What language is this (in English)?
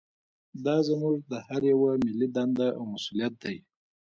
Pashto